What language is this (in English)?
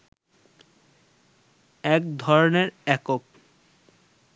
Bangla